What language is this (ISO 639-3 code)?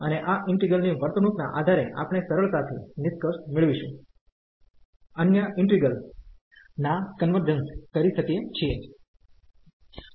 guj